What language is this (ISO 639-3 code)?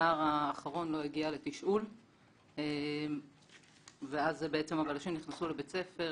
heb